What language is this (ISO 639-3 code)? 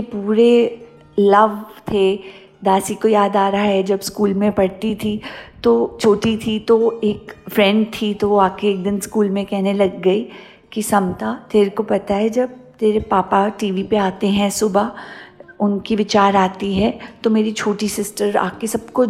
hin